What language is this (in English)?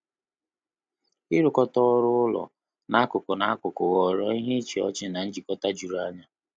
Igbo